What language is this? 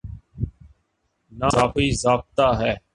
Urdu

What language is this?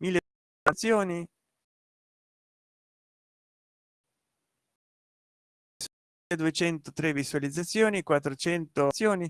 Italian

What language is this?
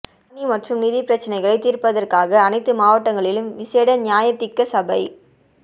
Tamil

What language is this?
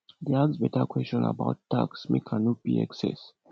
Nigerian Pidgin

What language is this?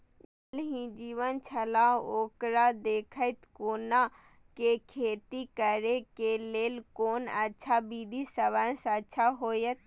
Maithili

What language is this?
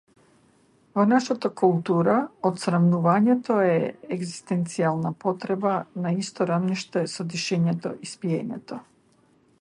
Macedonian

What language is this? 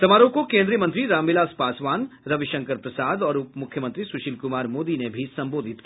Hindi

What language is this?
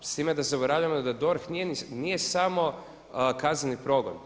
Croatian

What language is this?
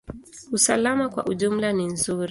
Swahili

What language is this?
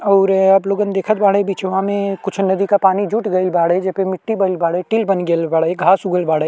Bhojpuri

